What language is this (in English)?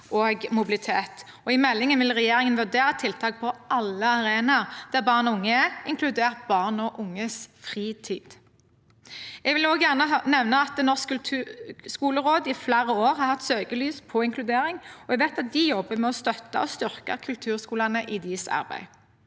Norwegian